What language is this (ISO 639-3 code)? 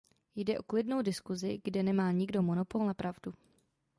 ces